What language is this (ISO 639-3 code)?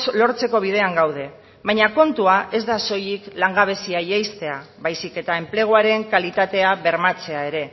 eus